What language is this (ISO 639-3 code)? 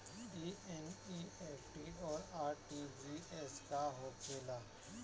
bho